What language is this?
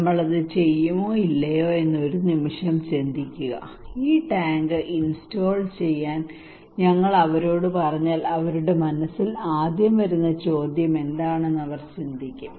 Malayalam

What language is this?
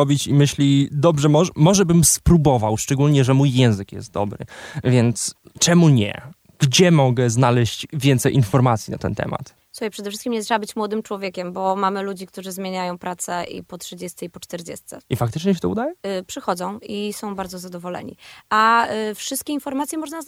Polish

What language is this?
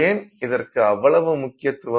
Tamil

